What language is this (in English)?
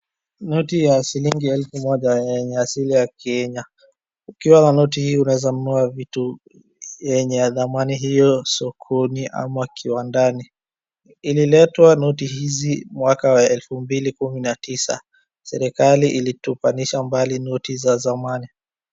Swahili